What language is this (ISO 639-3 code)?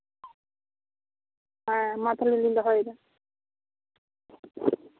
sat